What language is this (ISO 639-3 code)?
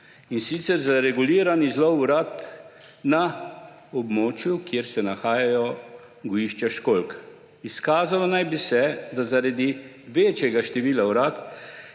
slv